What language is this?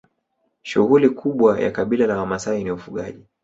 Swahili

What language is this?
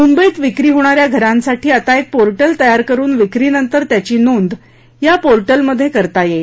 Marathi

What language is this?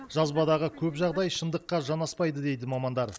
Kazakh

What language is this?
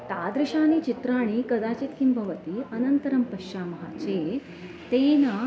Sanskrit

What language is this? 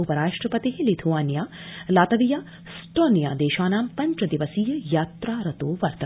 Sanskrit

